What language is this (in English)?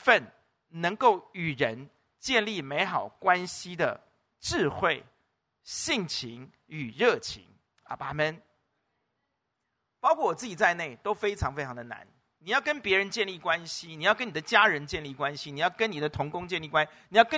Chinese